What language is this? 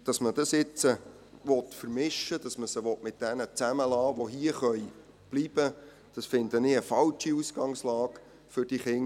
Swiss German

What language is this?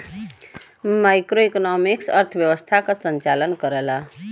Bhojpuri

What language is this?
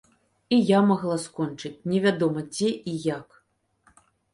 Belarusian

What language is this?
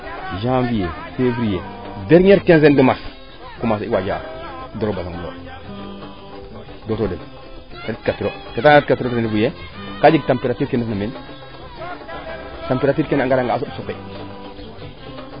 Serer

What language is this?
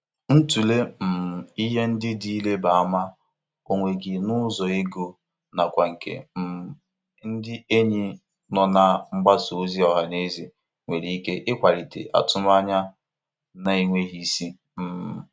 Igbo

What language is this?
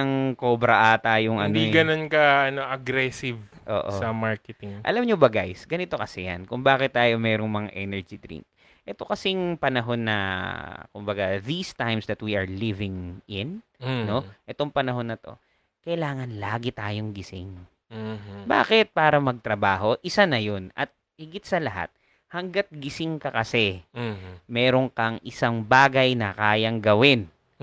Filipino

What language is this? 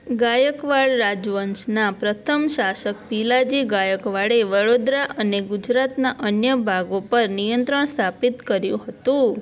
Gujarati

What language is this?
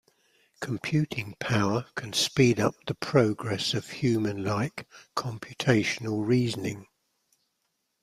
English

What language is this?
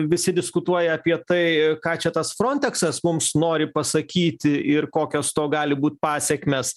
Lithuanian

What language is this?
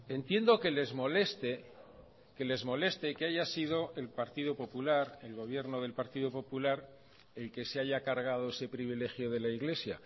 Spanish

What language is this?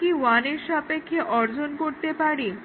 Bangla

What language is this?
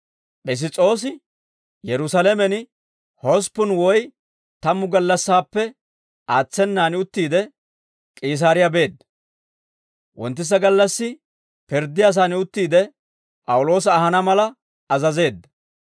Dawro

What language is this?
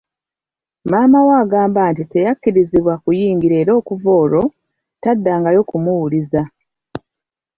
Ganda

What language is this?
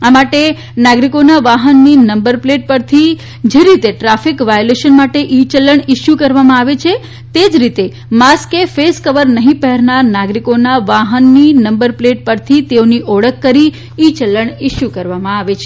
Gujarati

